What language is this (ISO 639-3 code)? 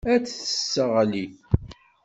kab